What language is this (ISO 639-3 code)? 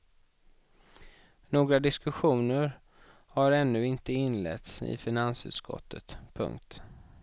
swe